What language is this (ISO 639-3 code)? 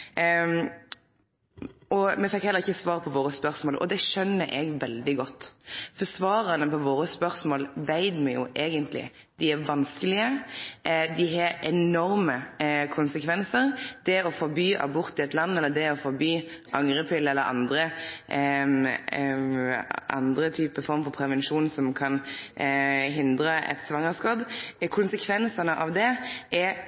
nno